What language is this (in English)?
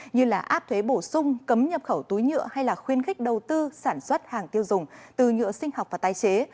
Vietnamese